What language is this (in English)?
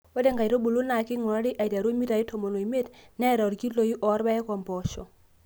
Masai